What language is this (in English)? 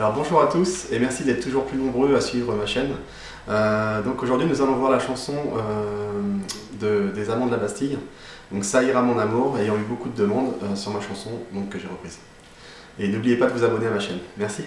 French